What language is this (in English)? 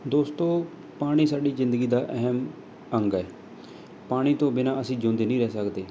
Punjabi